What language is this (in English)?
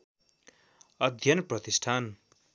Nepali